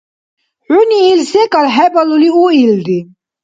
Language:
Dargwa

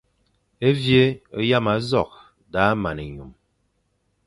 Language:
Fang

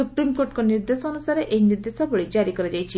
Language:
Odia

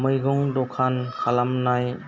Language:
Bodo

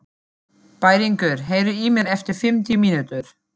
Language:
Icelandic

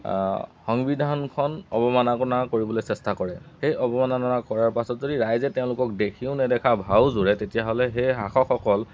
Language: Assamese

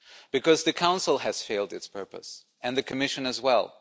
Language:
English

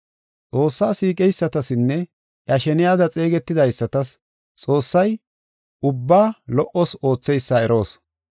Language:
Gofa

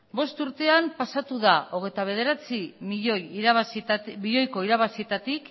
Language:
Basque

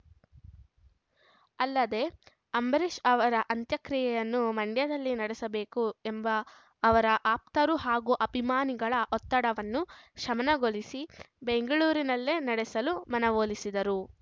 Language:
Kannada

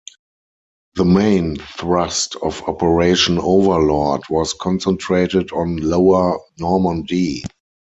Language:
English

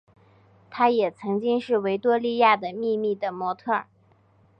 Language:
Chinese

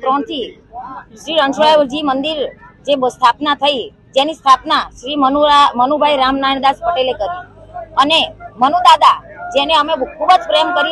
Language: Hindi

